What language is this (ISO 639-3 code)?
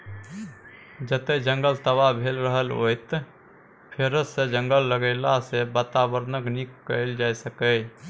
mai